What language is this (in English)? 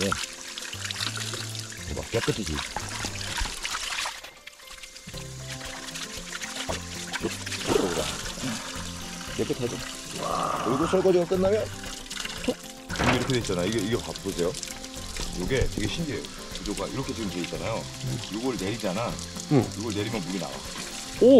Korean